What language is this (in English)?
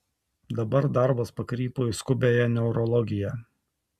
Lithuanian